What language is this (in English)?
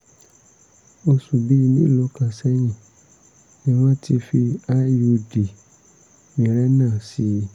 Yoruba